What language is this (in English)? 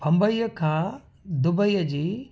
Sindhi